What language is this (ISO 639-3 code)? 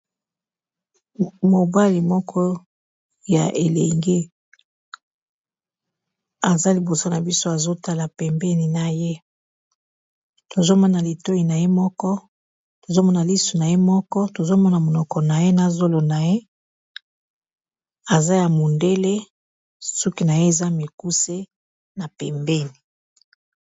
lin